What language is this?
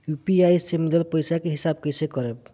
Bhojpuri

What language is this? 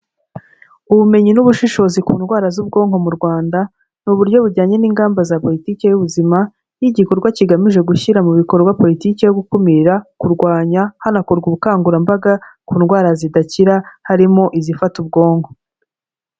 Kinyarwanda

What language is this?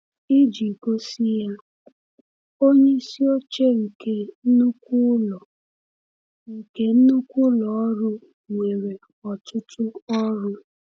Igbo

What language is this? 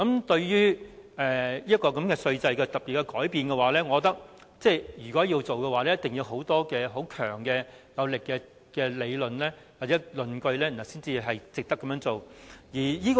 Cantonese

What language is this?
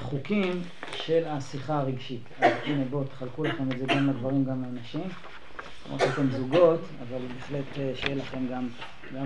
Hebrew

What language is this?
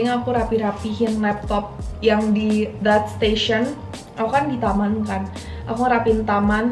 Indonesian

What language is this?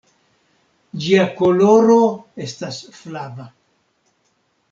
Esperanto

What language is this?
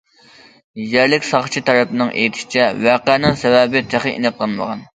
Uyghur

